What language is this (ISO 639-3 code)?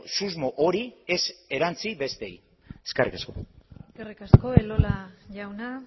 eus